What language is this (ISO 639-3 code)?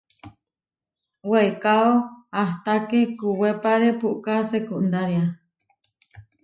var